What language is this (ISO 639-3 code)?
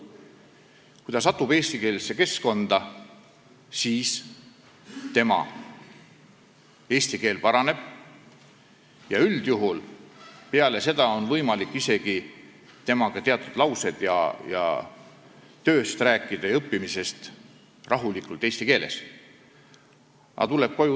est